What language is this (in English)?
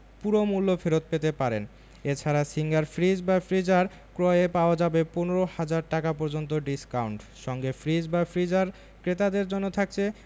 Bangla